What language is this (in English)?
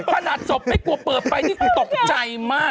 Thai